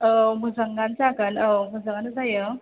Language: Bodo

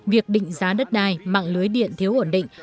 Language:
Vietnamese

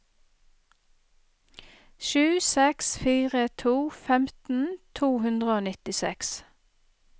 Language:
Norwegian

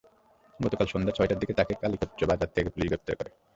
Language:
Bangla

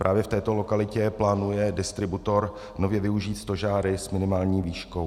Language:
Czech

